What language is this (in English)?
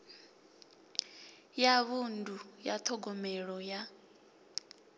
Venda